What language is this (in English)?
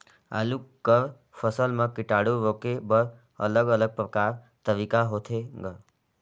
Chhattisgarhi